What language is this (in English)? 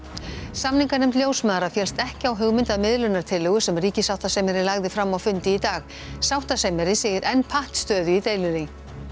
Icelandic